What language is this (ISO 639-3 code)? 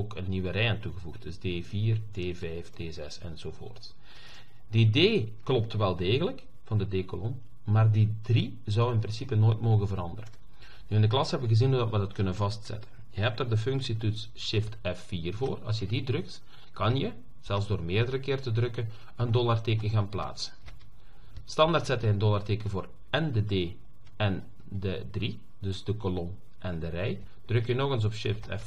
nld